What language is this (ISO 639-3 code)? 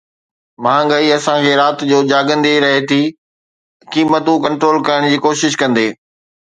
snd